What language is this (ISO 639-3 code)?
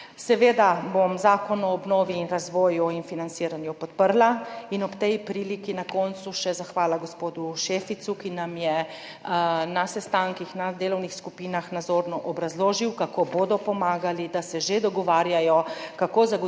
slv